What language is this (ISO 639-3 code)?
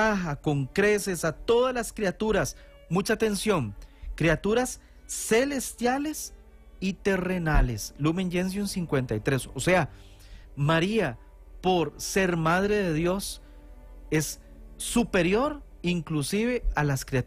spa